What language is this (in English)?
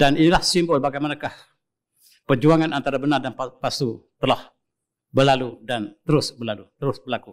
Malay